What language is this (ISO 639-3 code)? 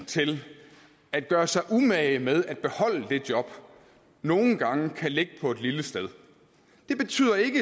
dan